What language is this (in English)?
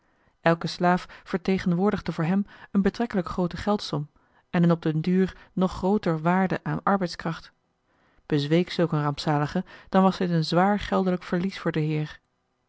Dutch